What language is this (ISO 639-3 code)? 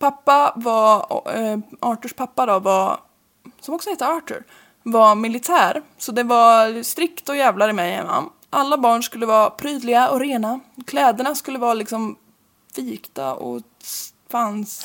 swe